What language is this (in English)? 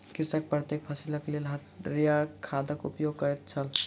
Maithili